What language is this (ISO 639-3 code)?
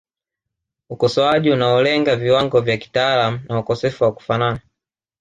swa